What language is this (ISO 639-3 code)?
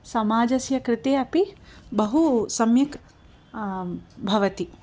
san